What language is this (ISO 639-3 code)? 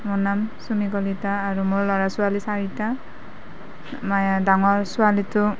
asm